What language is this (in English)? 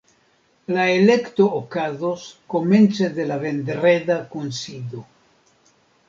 Esperanto